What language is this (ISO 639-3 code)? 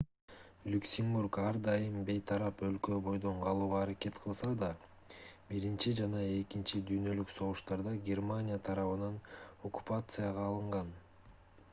kir